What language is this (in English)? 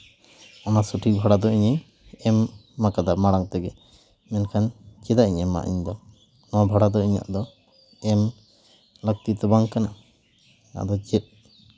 Santali